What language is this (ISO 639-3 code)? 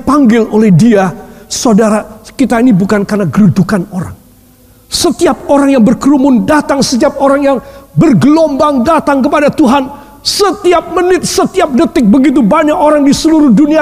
ind